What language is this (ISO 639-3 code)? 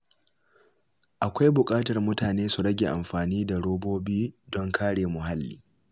hau